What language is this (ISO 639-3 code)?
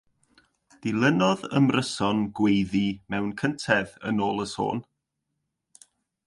cym